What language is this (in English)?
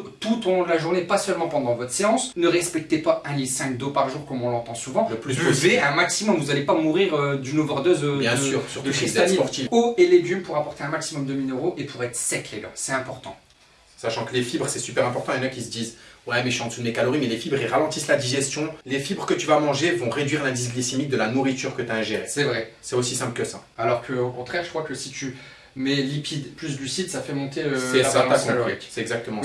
French